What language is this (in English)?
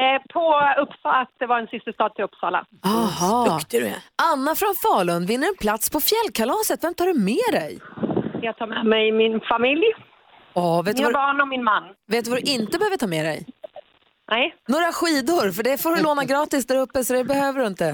Swedish